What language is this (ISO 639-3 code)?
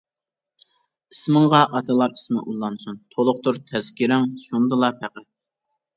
uig